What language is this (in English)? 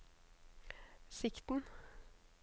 Norwegian